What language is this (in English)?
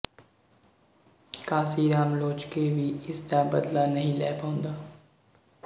Punjabi